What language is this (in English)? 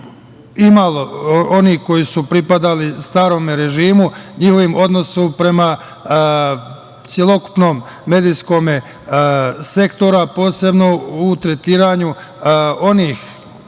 Serbian